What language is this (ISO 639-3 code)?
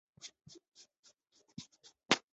zho